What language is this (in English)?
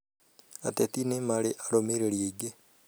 Kikuyu